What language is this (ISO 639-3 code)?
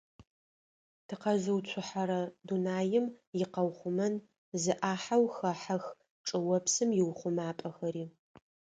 ady